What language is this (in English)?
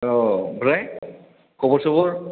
Bodo